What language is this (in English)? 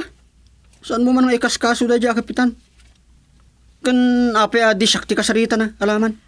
Filipino